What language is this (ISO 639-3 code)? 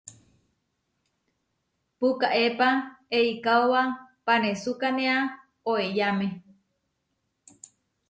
var